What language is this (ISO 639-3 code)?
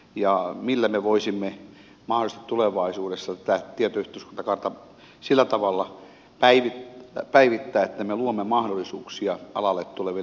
fin